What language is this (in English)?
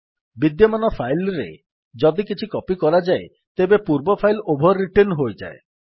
Odia